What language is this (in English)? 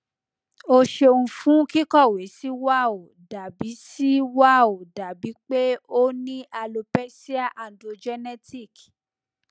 Yoruba